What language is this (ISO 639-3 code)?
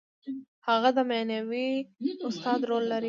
pus